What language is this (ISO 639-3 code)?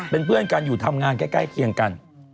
tha